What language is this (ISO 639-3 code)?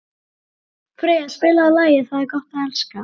isl